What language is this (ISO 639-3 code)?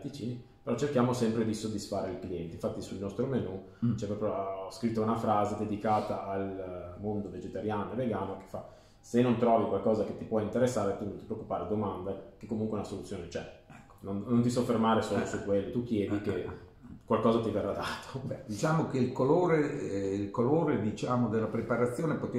ita